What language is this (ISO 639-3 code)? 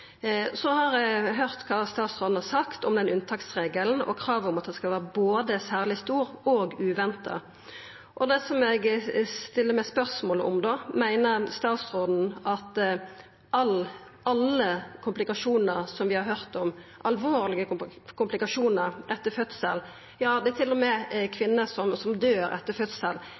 nno